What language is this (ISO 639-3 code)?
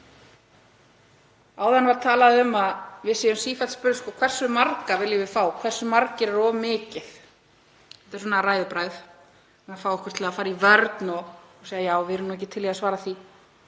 isl